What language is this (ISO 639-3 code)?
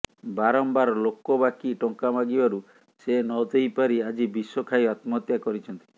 ori